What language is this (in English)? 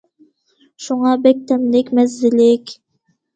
Uyghur